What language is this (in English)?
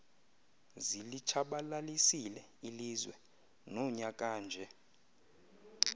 Xhosa